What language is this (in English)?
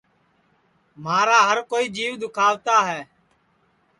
Sansi